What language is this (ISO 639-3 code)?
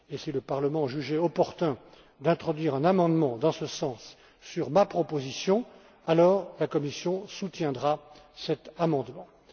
fra